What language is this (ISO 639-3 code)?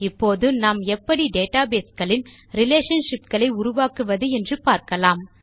tam